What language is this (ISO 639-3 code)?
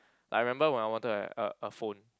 eng